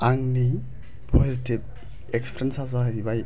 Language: Bodo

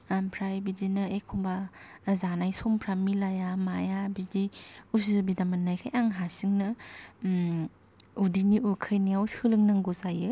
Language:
Bodo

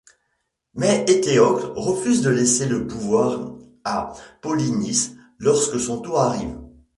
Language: French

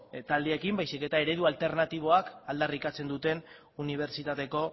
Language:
Basque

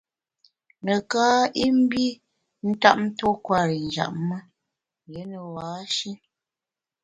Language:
Bamun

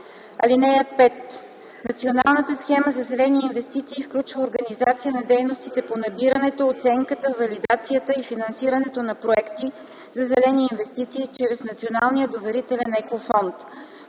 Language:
Bulgarian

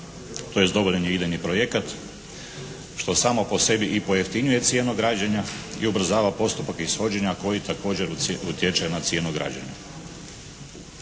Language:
Croatian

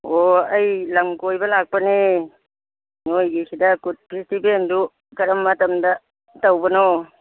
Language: Manipuri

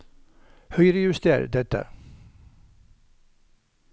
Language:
Norwegian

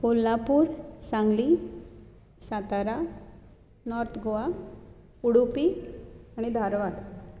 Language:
Konkani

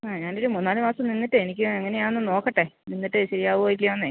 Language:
Malayalam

